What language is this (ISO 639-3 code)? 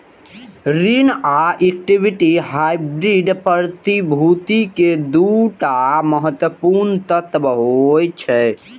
mai